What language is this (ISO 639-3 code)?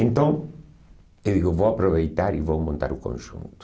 por